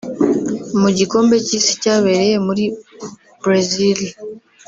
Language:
Kinyarwanda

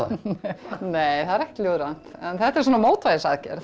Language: Icelandic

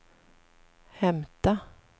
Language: Swedish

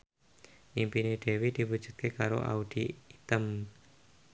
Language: Javanese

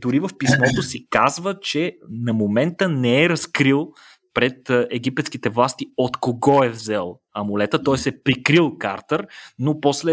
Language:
Bulgarian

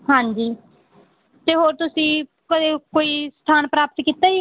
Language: Punjabi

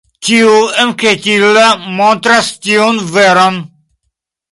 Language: Esperanto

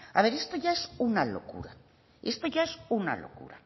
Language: Spanish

